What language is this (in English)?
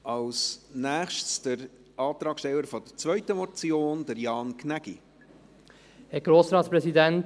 Swiss German